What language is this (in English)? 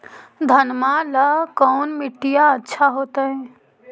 Magahi